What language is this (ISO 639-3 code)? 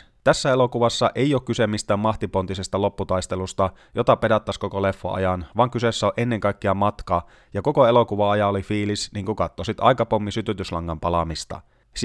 fin